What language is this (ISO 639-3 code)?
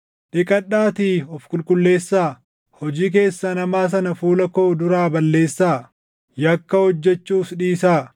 orm